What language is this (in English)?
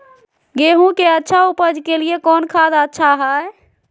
Magahi